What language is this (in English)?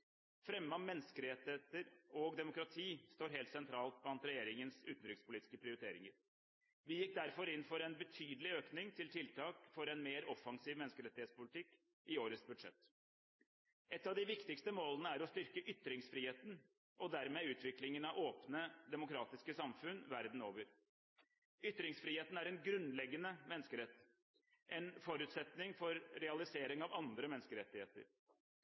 Norwegian Bokmål